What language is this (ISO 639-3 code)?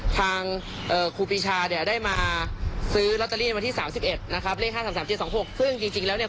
tha